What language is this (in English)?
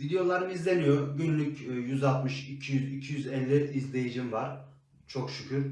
Turkish